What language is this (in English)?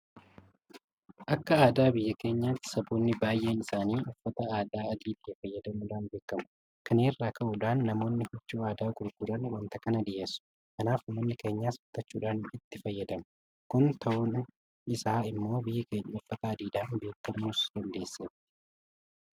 Oromo